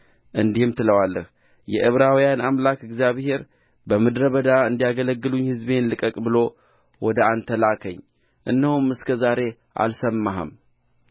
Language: Amharic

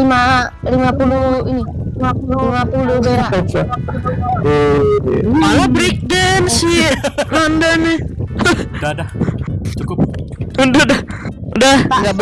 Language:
Indonesian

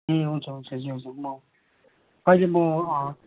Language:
Nepali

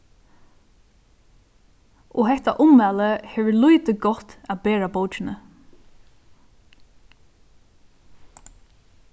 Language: Faroese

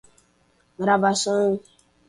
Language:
Portuguese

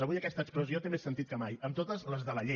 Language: Catalan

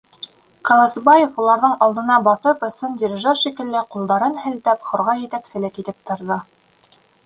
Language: Bashkir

